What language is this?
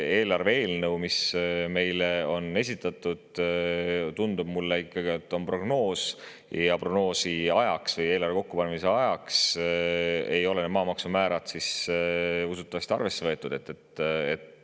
Estonian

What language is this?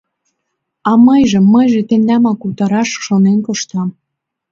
Mari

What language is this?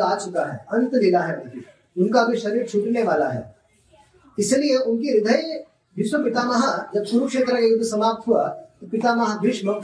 Hindi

